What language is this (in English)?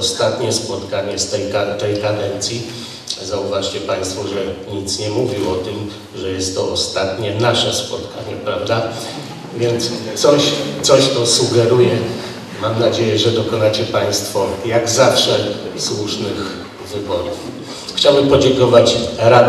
Polish